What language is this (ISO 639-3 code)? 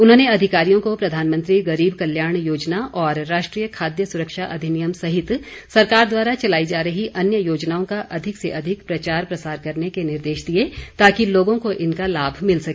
hin